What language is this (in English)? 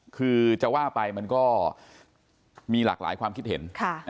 Thai